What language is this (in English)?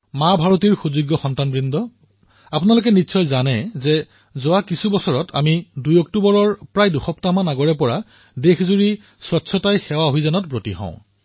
Assamese